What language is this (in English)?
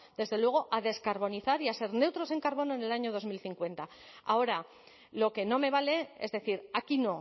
Spanish